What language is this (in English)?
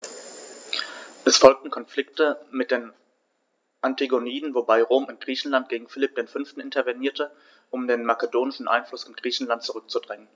German